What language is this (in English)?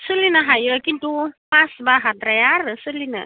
Bodo